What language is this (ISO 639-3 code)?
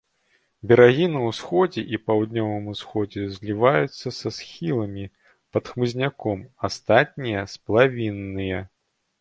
bel